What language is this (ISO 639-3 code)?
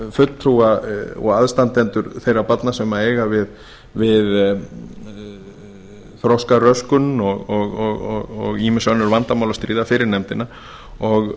isl